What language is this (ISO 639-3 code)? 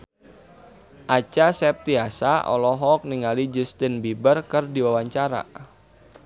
sun